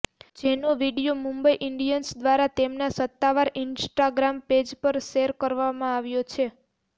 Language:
Gujarati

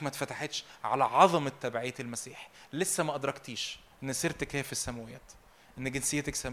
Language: Arabic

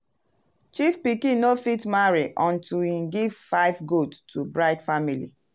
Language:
Nigerian Pidgin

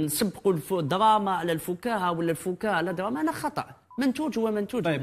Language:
Arabic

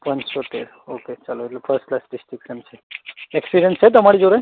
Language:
Gujarati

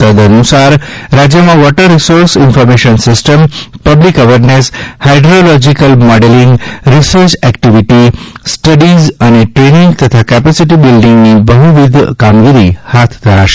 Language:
Gujarati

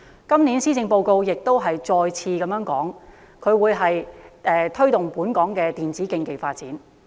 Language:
Cantonese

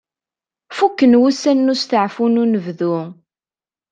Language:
Kabyle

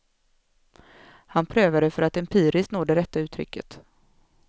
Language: Swedish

